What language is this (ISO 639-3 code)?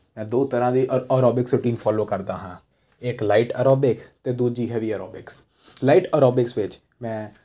pan